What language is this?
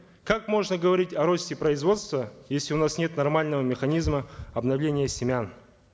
Kazakh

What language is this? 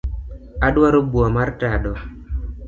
Luo (Kenya and Tanzania)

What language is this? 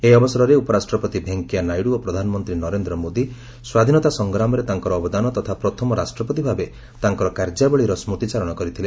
Odia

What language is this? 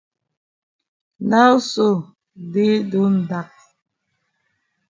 Cameroon Pidgin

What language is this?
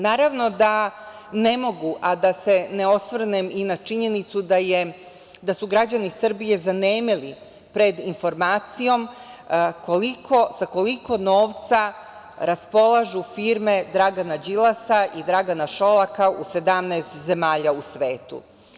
Serbian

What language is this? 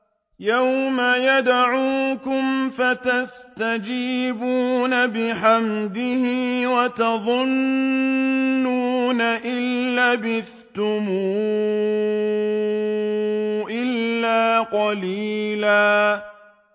Arabic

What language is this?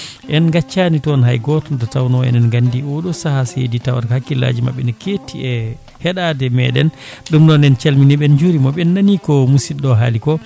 Fula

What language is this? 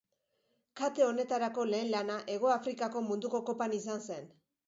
Basque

